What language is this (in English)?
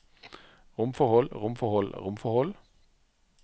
Norwegian